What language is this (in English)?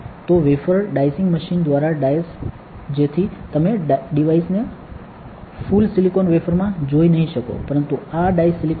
Gujarati